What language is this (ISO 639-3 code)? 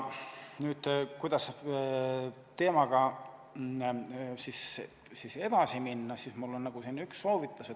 est